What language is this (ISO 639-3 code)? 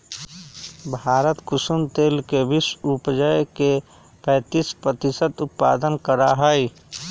mag